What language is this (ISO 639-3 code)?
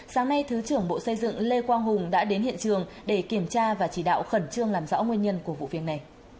vie